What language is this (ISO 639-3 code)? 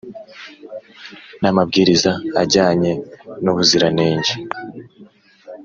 kin